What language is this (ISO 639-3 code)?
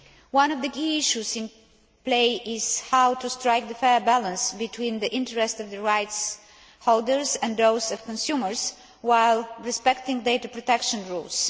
eng